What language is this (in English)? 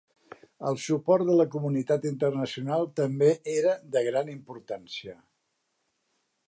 Catalan